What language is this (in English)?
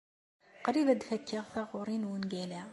Kabyle